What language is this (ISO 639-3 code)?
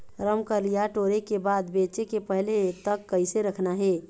hne